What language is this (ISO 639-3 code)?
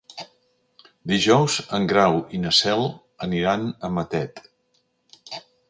cat